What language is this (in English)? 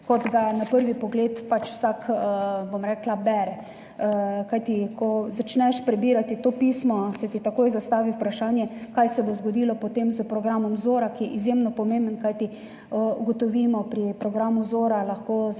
Slovenian